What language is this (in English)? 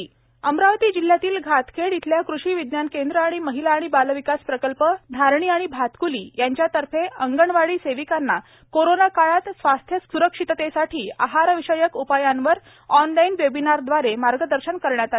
Marathi